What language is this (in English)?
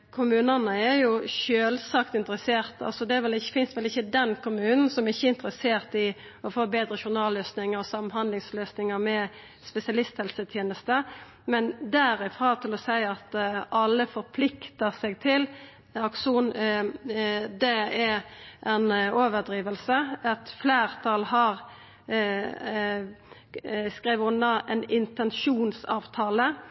Norwegian Nynorsk